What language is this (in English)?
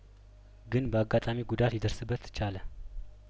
Amharic